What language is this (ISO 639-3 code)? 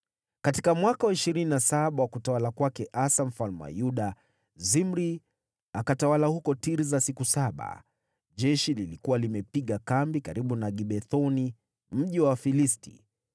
swa